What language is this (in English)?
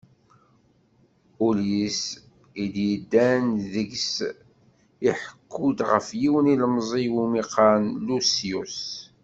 Kabyle